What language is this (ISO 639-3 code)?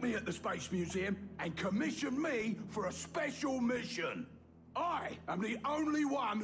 deu